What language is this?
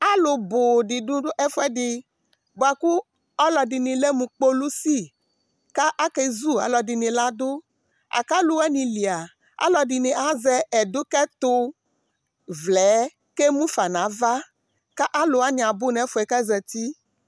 Ikposo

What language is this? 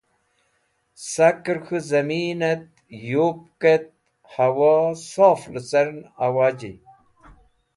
Wakhi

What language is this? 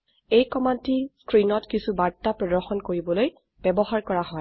Assamese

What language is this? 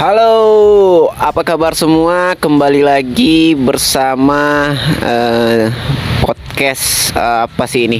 Indonesian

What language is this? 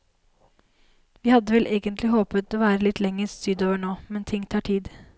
Norwegian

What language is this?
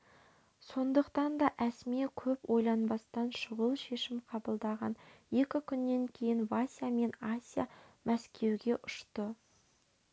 Kazakh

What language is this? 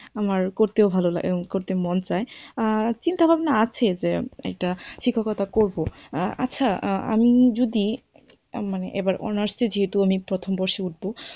Bangla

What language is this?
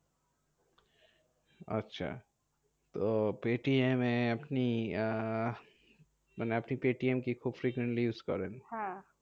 Bangla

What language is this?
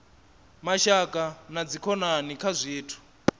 Venda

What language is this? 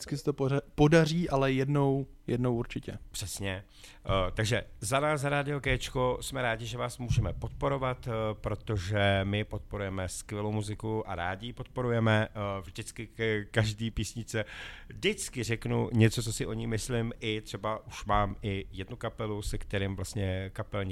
Czech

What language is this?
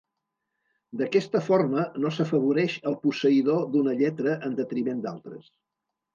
Catalan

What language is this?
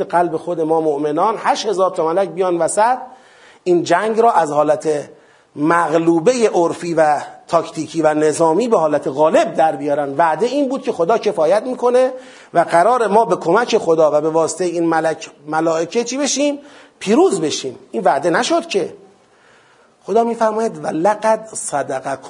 Persian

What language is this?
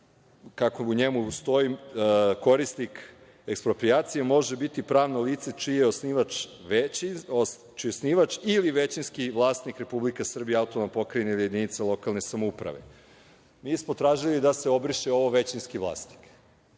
Serbian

